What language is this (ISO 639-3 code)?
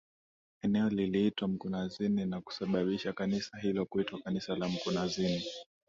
swa